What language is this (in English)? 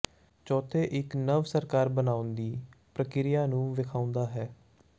Punjabi